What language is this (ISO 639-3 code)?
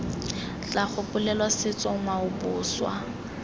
tsn